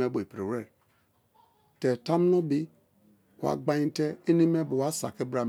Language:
Kalabari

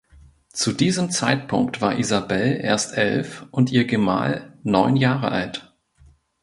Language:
German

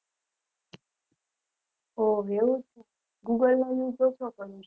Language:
Gujarati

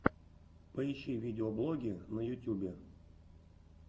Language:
Russian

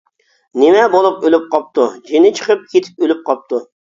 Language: Uyghur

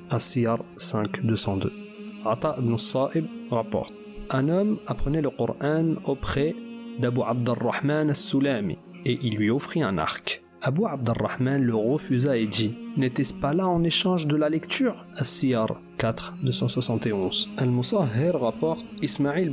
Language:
French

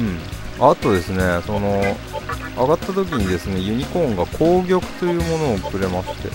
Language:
Japanese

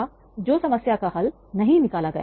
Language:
Hindi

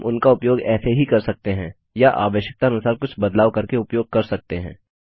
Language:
Hindi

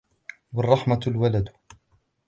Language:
Arabic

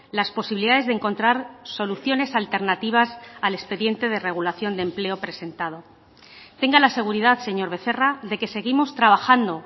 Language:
Spanish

